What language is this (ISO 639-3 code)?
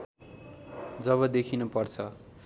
nep